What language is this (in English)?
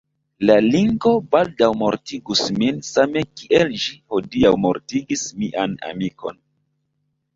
Esperanto